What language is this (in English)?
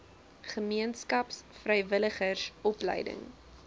Afrikaans